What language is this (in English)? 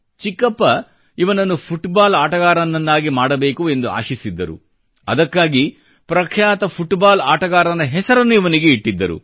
Kannada